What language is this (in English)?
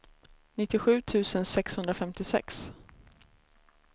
Swedish